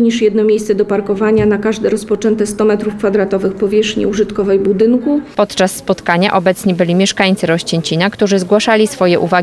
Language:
Polish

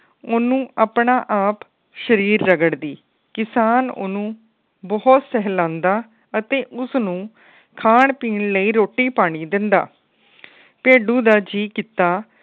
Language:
Punjabi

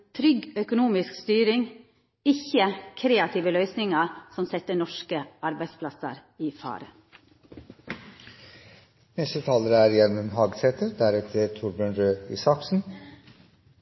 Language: Norwegian Nynorsk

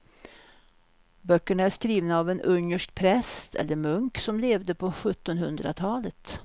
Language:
Swedish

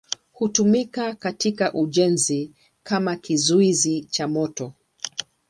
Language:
Swahili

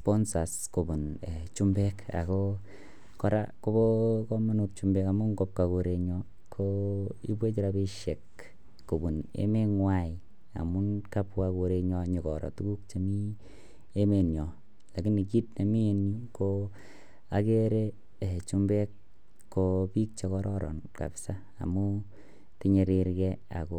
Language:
Kalenjin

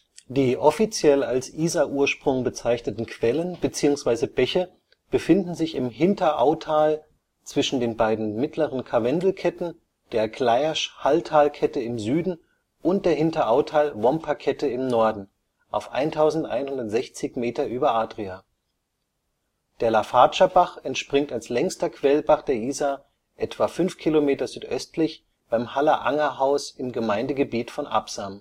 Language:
German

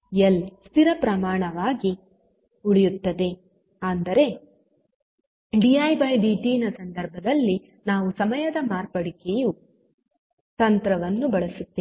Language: Kannada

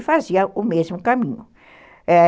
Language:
Portuguese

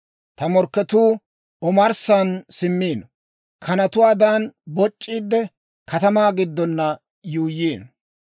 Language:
Dawro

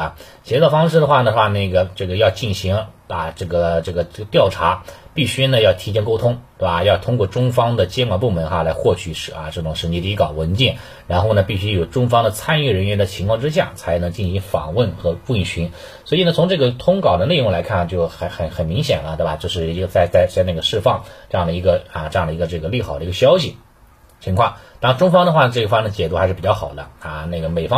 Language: Chinese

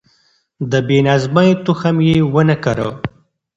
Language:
Pashto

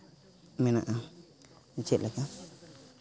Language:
Santali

